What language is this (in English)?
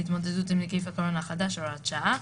Hebrew